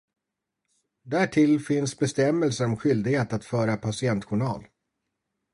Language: Swedish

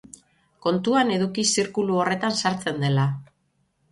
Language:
Basque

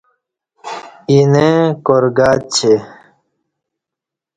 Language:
Kati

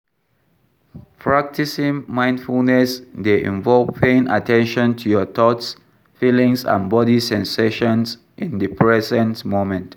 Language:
Nigerian Pidgin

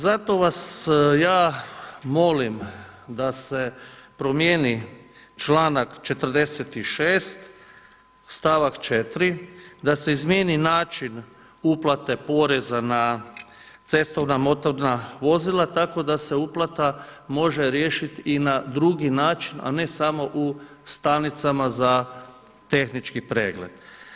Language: Croatian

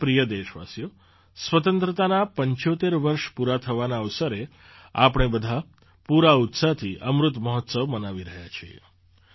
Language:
Gujarati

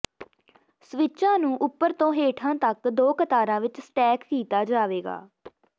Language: Punjabi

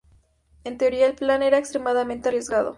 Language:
Spanish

